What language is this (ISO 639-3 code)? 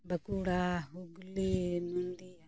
sat